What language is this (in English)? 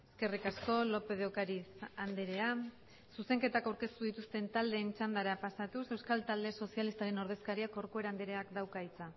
Basque